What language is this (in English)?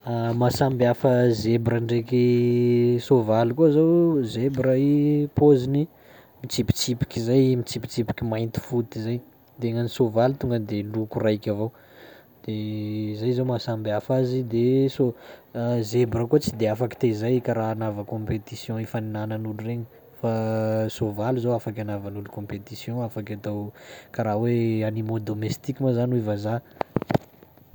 Sakalava Malagasy